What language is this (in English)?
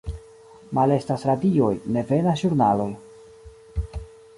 Esperanto